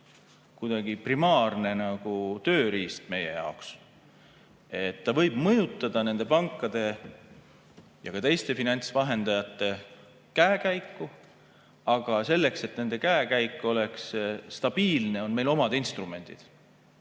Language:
Estonian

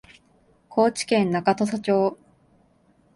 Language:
Japanese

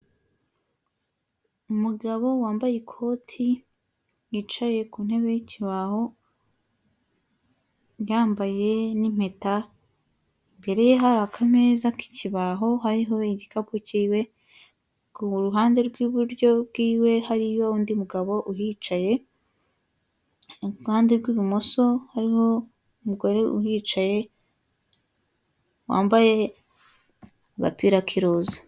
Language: Kinyarwanda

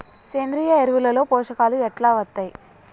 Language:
Telugu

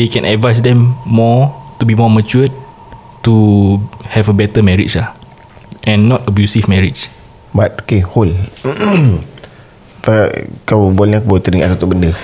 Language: Malay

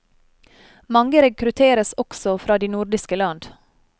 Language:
Norwegian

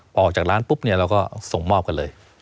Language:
Thai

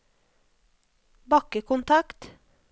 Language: Norwegian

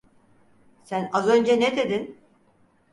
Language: Turkish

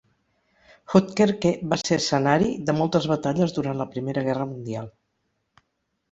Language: Catalan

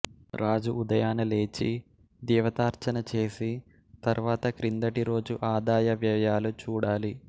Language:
Telugu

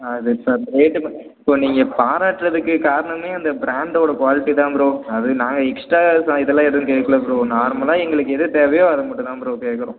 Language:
Tamil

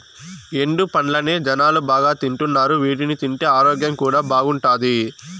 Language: Telugu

